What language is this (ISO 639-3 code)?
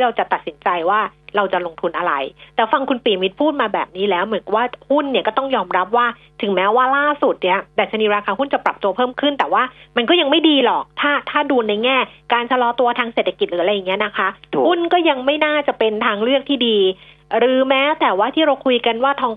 tha